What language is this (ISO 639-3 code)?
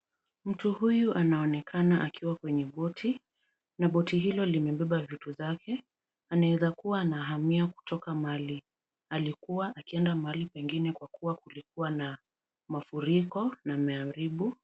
swa